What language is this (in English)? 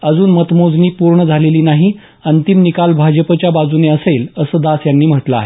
Marathi